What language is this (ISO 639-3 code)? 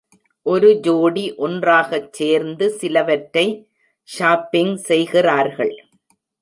tam